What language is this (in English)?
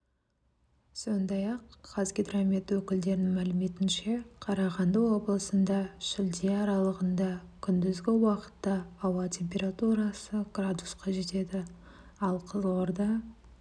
Kazakh